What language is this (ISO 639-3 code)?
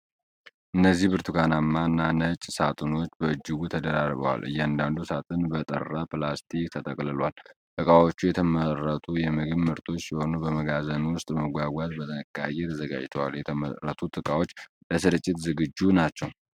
amh